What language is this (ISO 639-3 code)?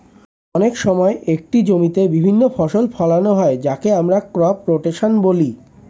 ben